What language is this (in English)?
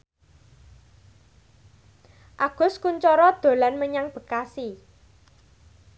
Javanese